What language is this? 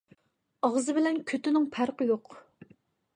Uyghur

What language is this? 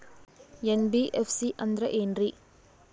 Kannada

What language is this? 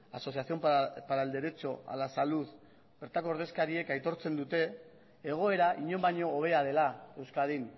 Basque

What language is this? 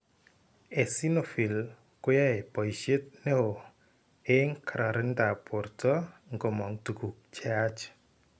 Kalenjin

